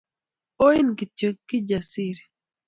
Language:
Kalenjin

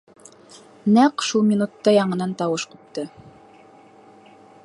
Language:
Bashkir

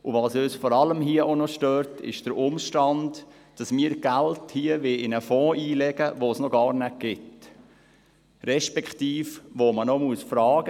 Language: Swiss German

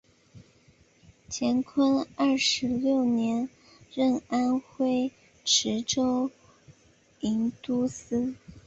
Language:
Chinese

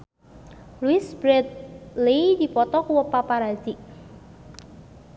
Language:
Sundanese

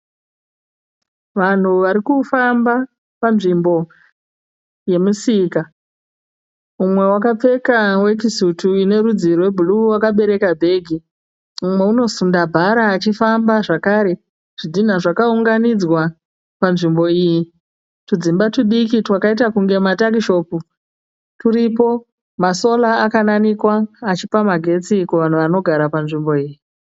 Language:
Shona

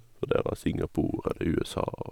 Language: Norwegian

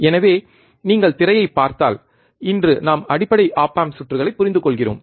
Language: Tamil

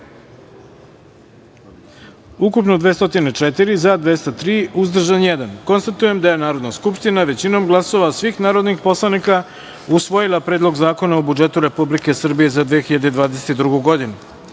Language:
Serbian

